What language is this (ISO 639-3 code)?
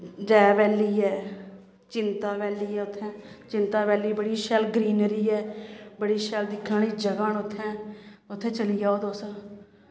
doi